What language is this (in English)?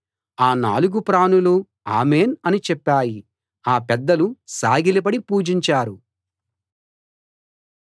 Telugu